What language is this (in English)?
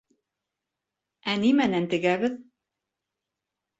Bashkir